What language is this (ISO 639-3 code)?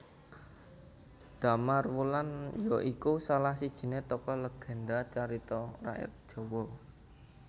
jav